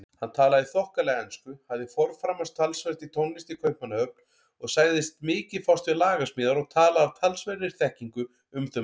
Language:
Icelandic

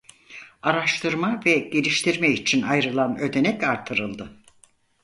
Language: Turkish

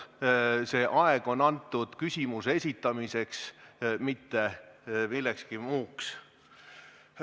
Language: Estonian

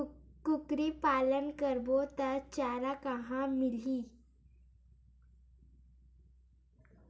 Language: Chhattisgarhi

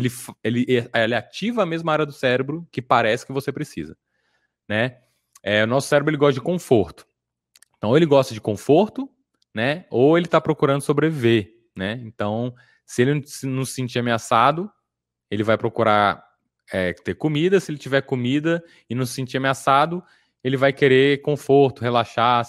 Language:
Portuguese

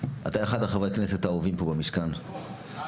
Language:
Hebrew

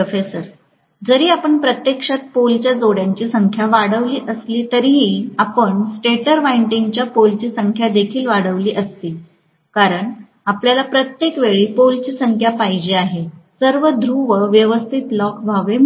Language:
Marathi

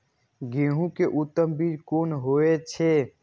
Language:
Maithili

